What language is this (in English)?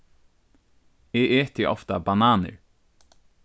Faroese